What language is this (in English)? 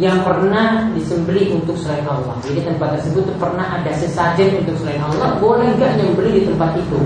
Indonesian